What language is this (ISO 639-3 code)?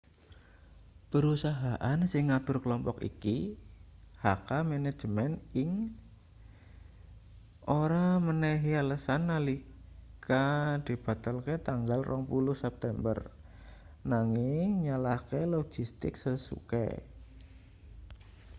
jav